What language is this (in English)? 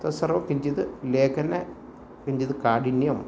Sanskrit